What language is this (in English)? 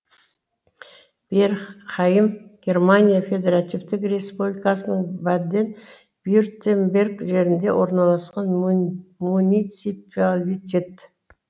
Kazakh